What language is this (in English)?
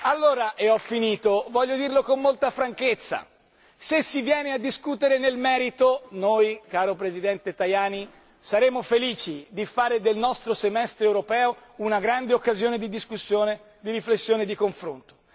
Italian